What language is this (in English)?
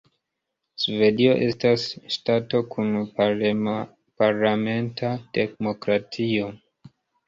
Esperanto